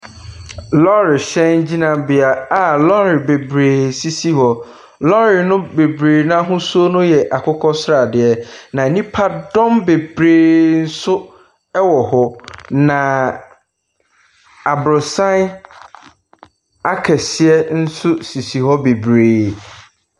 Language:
Akan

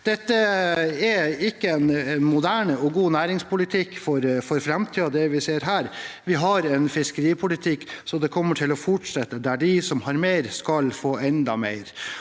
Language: Norwegian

